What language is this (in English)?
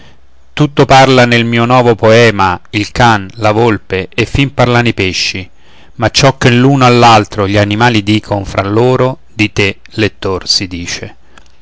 Italian